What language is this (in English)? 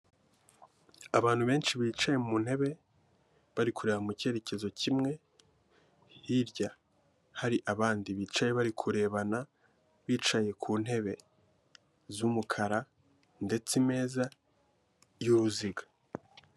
Kinyarwanda